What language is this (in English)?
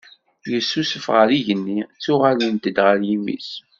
Kabyle